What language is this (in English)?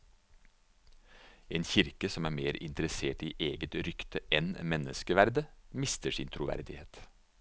Norwegian